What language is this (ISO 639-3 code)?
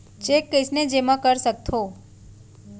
hne